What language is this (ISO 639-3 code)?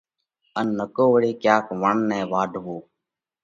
kvx